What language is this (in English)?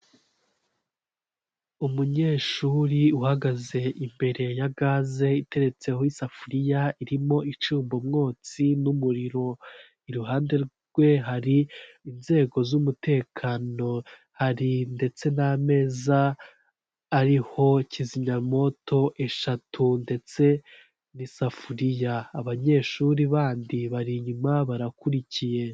Kinyarwanda